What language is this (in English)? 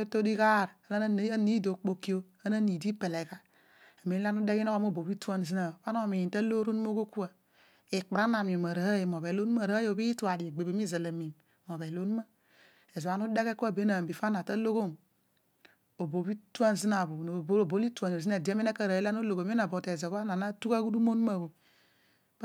Odual